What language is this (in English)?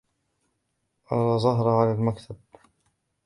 Arabic